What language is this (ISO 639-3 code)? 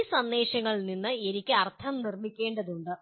mal